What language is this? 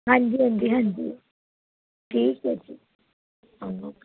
Punjabi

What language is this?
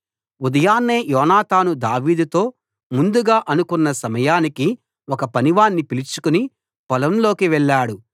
Telugu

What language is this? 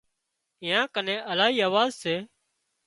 Wadiyara Koli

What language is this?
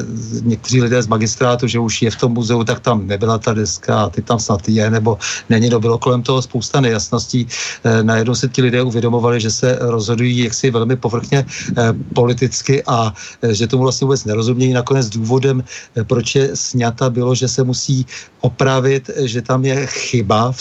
Czech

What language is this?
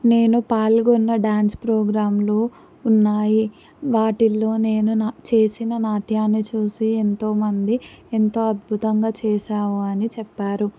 Telugu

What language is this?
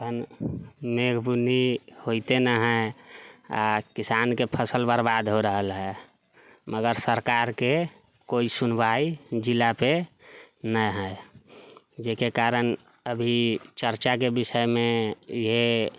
Maithili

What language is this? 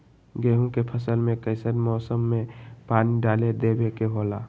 Magahi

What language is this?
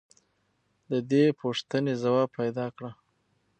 Pashto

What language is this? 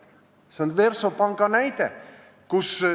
Estonian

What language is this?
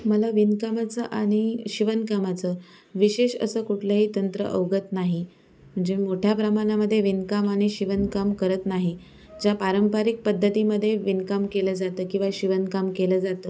Marathi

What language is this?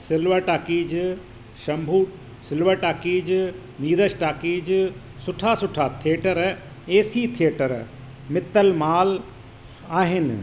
Sindhi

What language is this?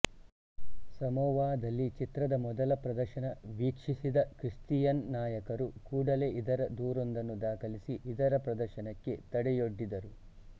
Kannada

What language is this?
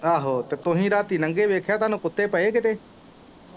Punjabi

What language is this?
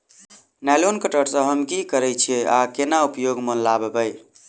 Maithili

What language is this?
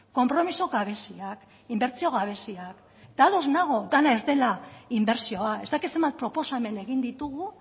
Basque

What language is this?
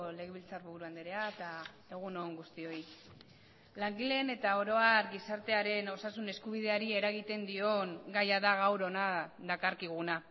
Basque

